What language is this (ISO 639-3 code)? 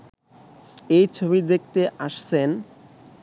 ben